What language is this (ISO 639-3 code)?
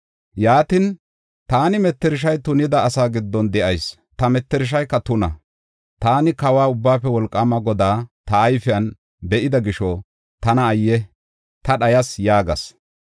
gof